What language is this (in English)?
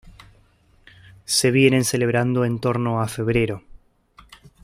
Spanish